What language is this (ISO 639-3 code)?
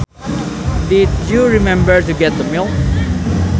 sun